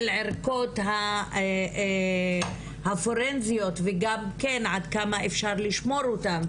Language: Hebrew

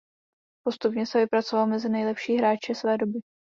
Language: Czech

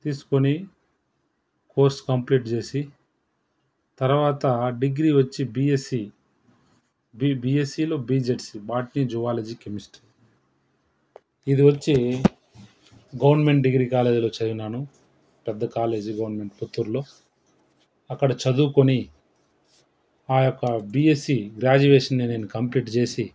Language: Telugu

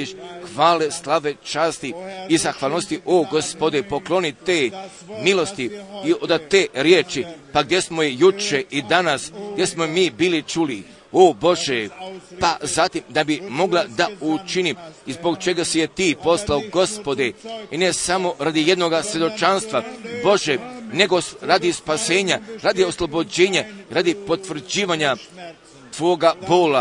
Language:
Croatian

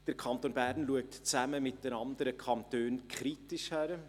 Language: Swiss German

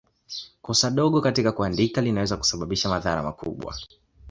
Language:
Swahili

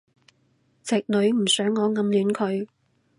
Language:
Cantonese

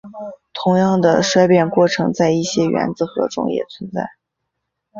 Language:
Chinese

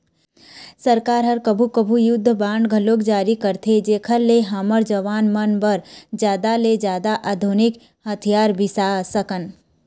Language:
Chhattisgarhi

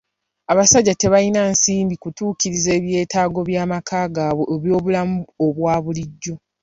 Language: Ganda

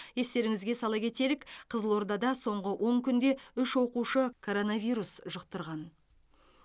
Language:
Kazakh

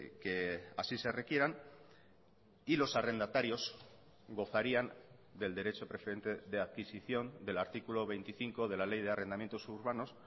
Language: Spanish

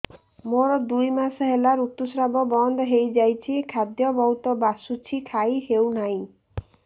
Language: Odia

